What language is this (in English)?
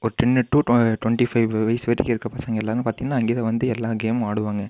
Tamil